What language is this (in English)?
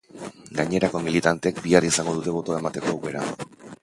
Basque